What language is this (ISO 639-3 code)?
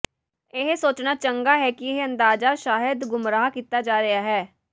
pan